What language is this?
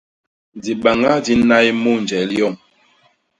Basaa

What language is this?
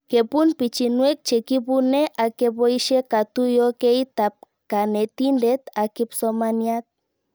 Kalenjin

